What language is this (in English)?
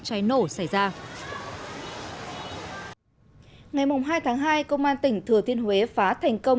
Vietnamese